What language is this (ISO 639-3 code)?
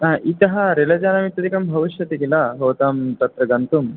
san